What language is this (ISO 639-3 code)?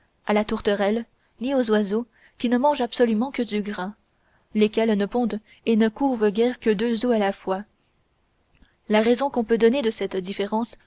fra